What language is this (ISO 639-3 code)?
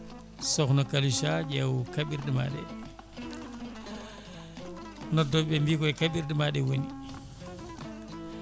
ful